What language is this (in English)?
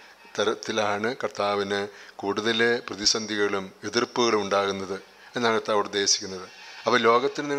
Dutch